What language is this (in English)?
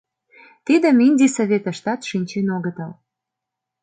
Mari